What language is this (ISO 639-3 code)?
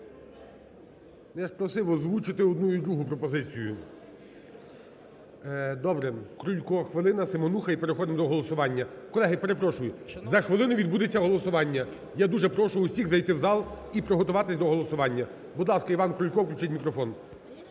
ukr